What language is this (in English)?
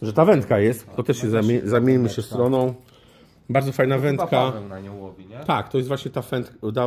Polish